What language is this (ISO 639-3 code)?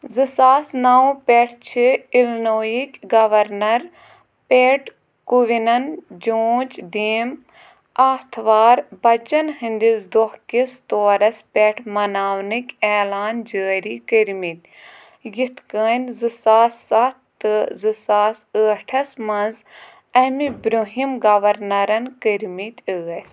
kas